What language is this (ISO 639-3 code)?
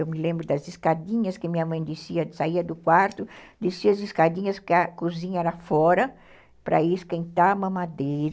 por